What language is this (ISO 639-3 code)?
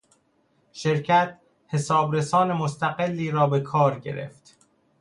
fas